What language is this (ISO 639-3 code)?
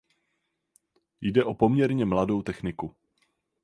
ces